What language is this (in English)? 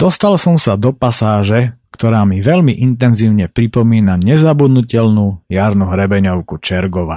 Slovak